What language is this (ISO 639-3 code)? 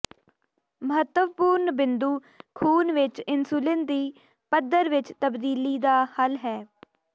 pan